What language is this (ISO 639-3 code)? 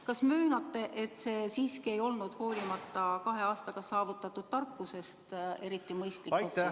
est